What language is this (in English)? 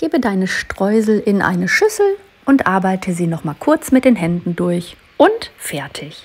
German